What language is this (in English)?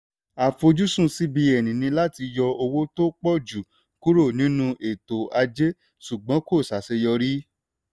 Yoruba